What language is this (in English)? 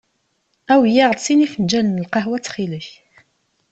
Kabyle